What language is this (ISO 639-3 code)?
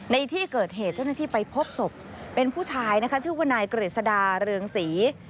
tha